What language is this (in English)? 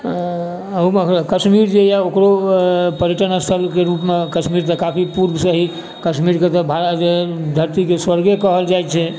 Maithili